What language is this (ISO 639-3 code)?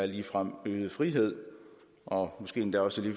dan